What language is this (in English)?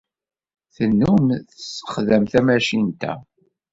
Kabyle